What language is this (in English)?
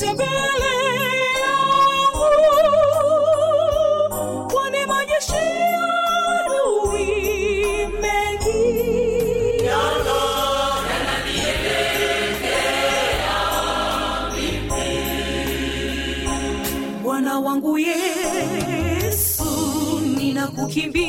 Swahili